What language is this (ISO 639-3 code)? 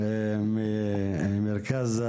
heb